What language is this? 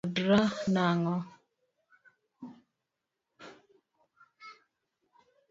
Luo (Kenya and Tanzania)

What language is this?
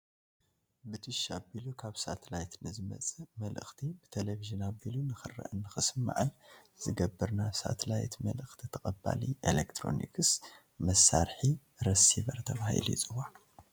Tigrinya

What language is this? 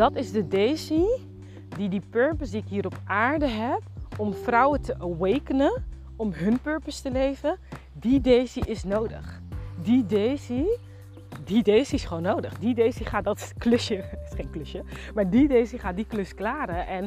Dutch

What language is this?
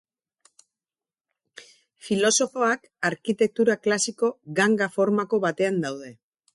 Basque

